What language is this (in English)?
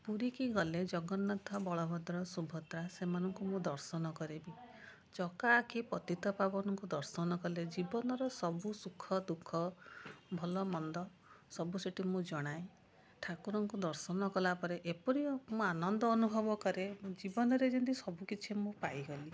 Odia